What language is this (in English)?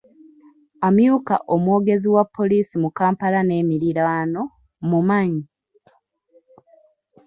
Ganda